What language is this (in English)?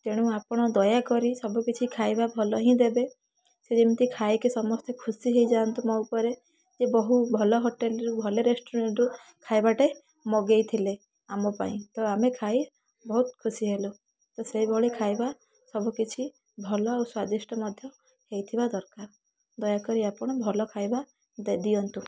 Odia